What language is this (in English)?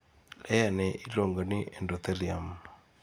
Luo (Kenya and Tanzania)